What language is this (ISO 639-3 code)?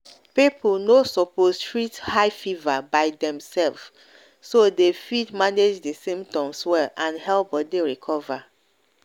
pcm